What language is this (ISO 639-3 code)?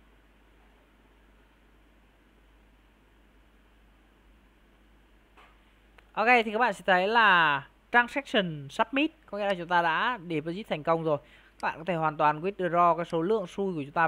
vie